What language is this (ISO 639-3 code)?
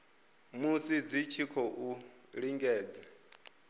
ven